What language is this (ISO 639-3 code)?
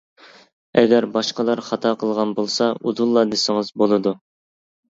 uig